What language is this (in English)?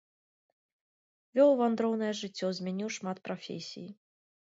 Belarusian